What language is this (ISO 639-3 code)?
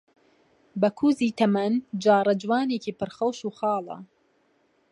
ckb